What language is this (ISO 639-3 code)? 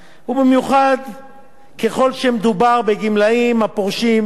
heb